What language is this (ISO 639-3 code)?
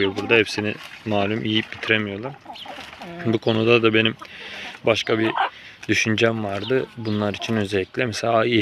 tur